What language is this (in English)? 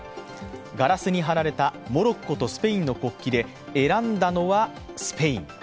Japanese